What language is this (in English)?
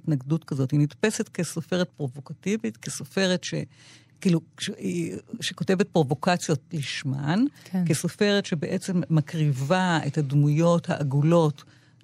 Hebrew